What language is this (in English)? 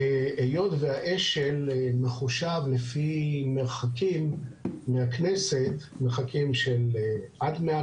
Hebrew